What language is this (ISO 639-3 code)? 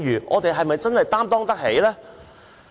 yue